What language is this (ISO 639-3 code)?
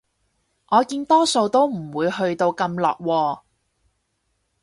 yue